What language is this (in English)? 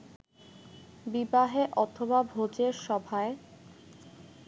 Bangla